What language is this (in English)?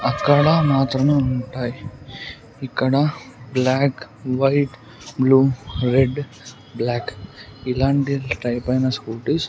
Telugu